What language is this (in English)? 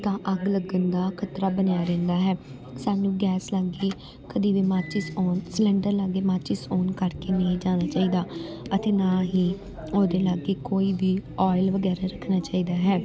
Punjabi